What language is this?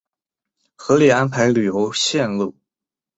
Chinese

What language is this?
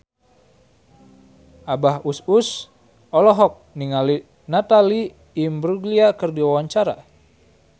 Sundanese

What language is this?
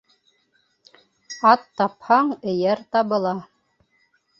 Bashkir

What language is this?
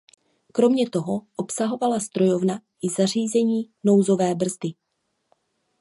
Czech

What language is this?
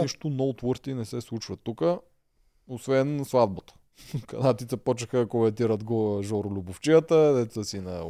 Bulgarian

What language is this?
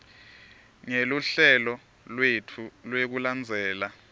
Swati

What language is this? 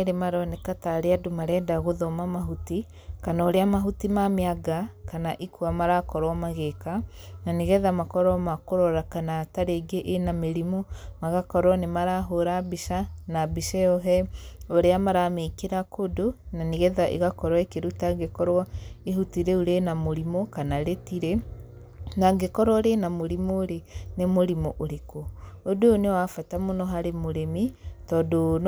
Kikuyu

